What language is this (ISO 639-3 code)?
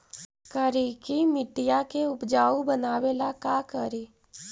mag